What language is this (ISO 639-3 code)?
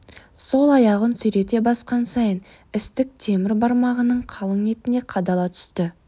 kaz